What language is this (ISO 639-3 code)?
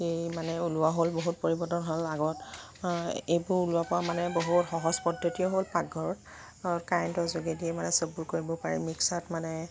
asm